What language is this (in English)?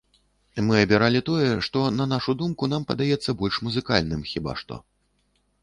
Belarusian